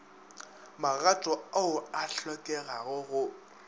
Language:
Northern Sotho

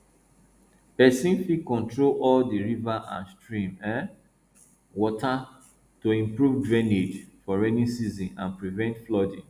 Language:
Nigerian Pidgin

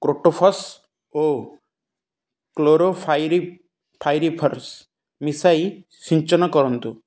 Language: Odia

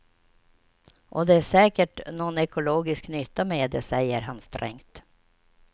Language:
Swedish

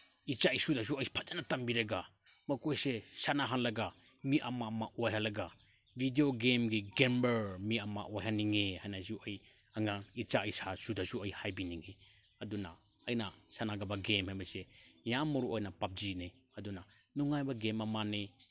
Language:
Manipuri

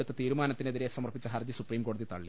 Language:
Malayalam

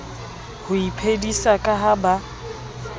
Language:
Southern Sotho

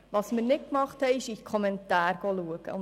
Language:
Swiss German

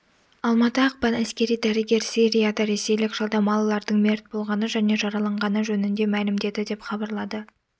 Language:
Kazakh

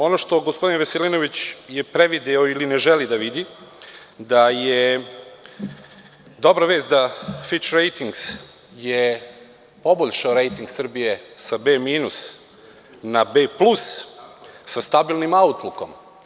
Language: Serbian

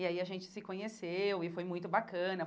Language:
Portuguese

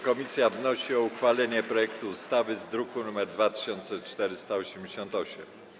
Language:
Polish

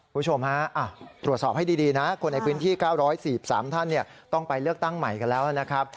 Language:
Thai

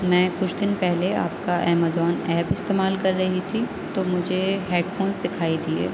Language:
Urdu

